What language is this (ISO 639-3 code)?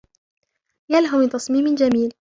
ara